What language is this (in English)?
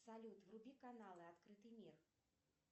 Russian